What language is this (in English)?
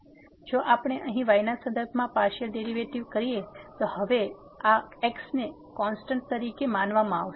Gujarati